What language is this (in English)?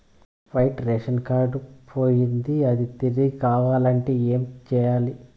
Telugu